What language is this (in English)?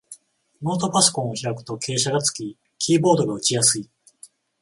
Japanese